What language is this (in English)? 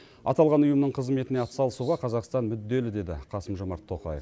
Kazakh